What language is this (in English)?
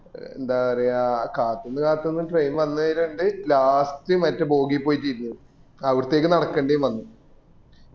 Malayalam